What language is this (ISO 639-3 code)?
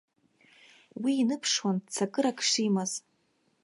abk